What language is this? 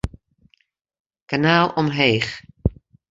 Western Frisian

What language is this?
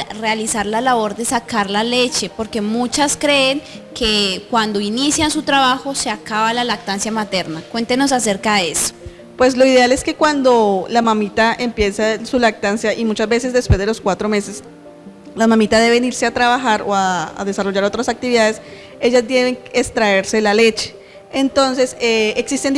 Spanish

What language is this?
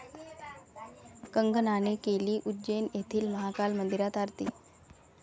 Marathi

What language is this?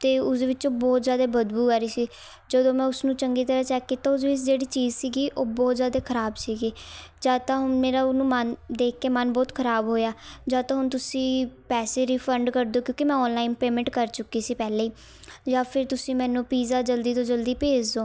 Punjabi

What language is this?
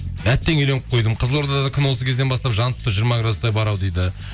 Kazakh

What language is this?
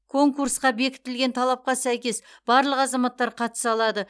Kazakh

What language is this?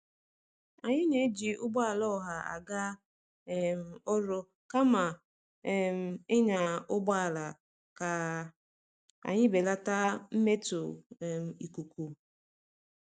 Igbo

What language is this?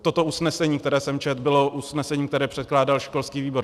Czech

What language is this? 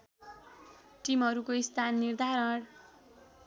Nepali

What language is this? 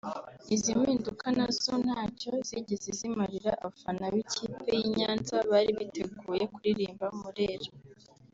Kinyarwanda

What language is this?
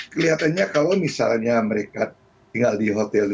Indonesian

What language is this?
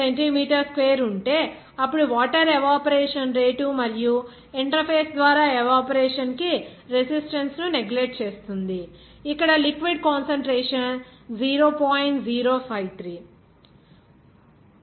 Telugu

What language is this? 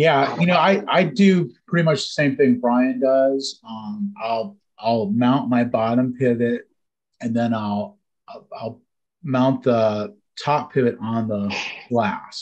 English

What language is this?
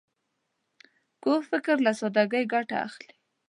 Pashto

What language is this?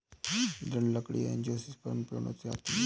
Hindi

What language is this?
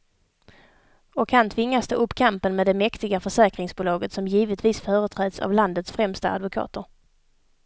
Swedish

